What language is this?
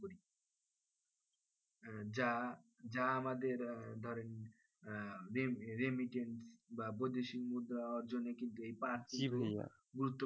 Bangla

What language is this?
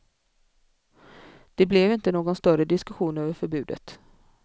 Swedish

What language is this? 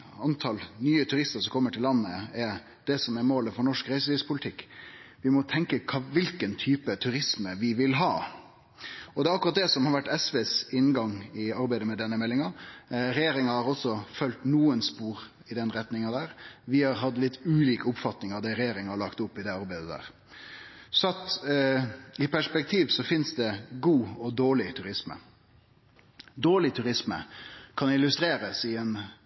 Norwegian Nynorsk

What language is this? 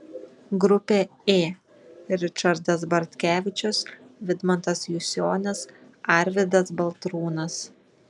Lithuanian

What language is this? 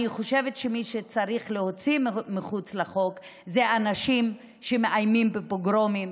Hebrew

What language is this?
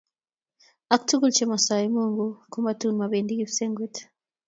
Kalenjin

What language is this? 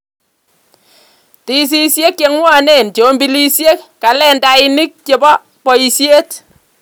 Kalenjin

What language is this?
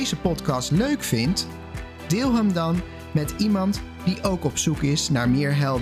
Dutch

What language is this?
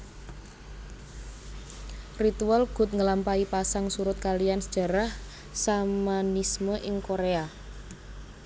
Javanese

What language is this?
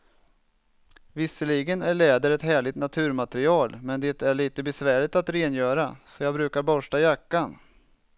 Swedish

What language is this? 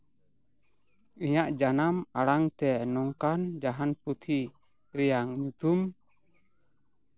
Santali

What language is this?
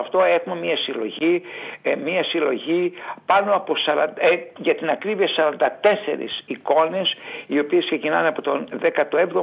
Greek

